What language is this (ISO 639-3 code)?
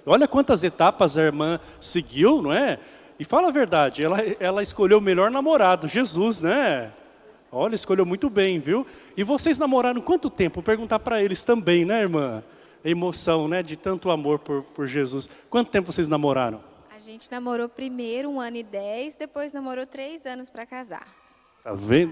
por